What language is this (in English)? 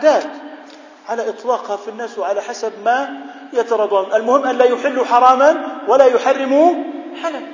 Arabic